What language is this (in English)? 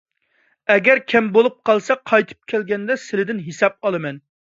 Uyghur